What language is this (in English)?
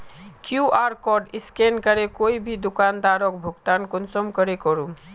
Magahi